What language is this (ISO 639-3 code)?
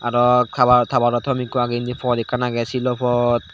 ccp